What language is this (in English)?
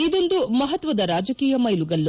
Kannada